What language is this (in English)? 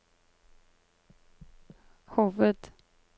Norwegian